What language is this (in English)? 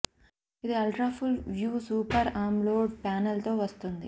Telugu